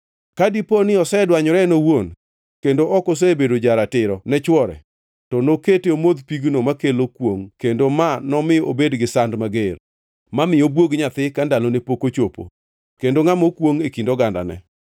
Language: Luo (Kenya and Tanzania)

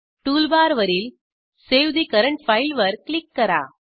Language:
Marathi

